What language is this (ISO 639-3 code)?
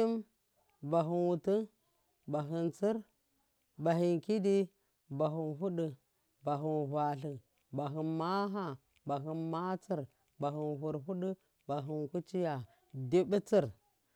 mkf